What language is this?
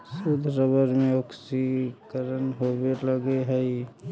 Magahi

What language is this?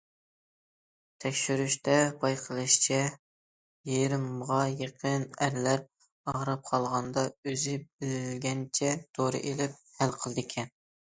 Uyghur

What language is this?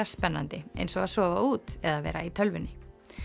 Icelandic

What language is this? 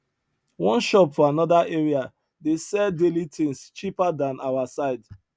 Nigerian Pidgin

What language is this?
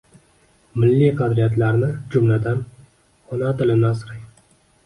Uzbek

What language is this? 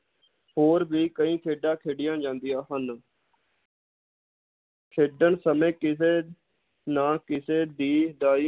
Punjabi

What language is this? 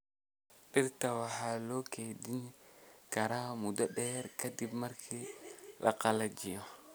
Somali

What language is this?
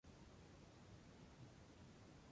Spanish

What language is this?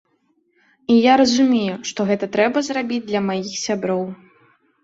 Belarusian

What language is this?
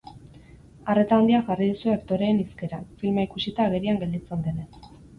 Basque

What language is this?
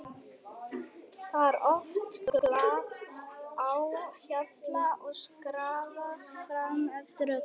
Icelandic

